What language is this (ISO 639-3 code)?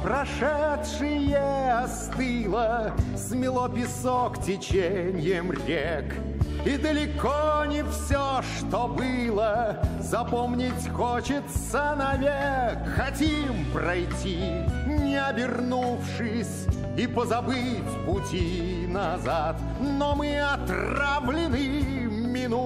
rus